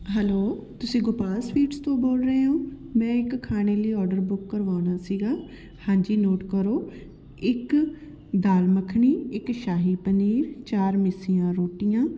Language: Punjabi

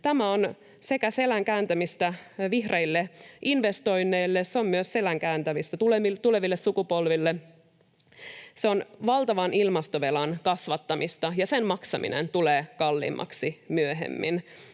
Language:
Finnish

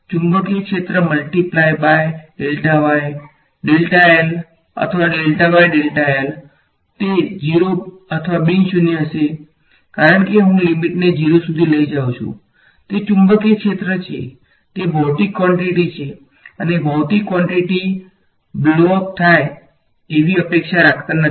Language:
Gujarati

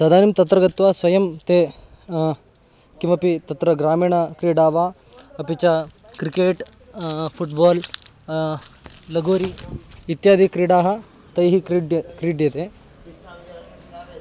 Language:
Sanskrit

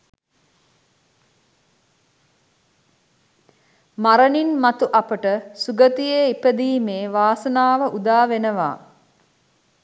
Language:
Sinhala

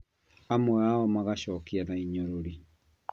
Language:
Kikuyu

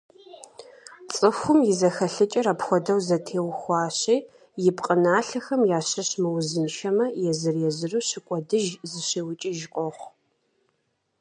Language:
Kabardian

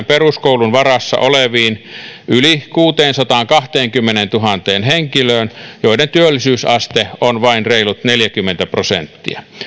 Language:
Finnish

